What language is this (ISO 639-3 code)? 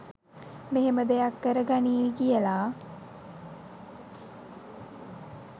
sin